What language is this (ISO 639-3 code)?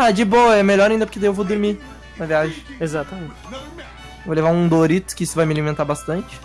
por